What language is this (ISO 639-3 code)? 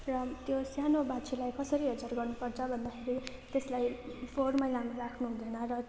nep